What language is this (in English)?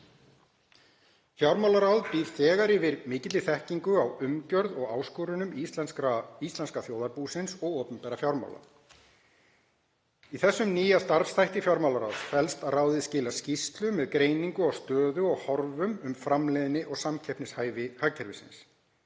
Icelandic